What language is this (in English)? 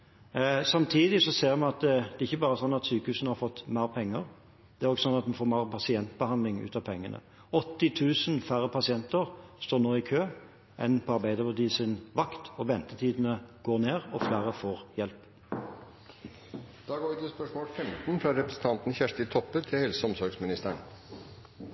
Norwegian Bokmål